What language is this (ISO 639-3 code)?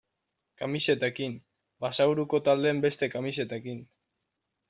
eus